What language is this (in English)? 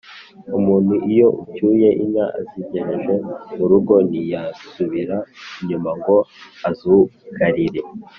Kinyarwanda